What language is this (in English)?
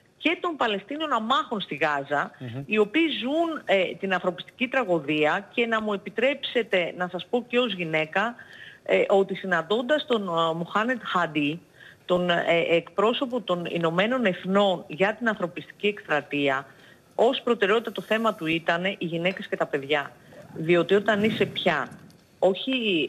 Greek